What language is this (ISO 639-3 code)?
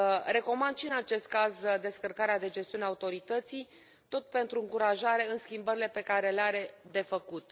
ron